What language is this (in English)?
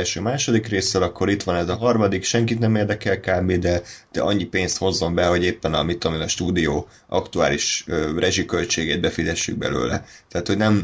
Hungarian